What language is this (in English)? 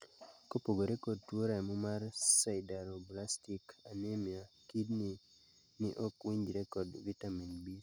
Luo (Kenya and Tanzania)